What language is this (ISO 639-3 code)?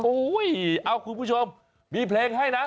tha